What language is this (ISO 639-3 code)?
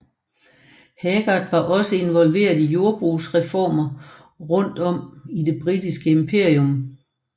dan